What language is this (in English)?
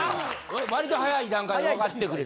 Japanese